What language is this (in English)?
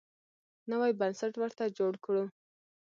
Pashto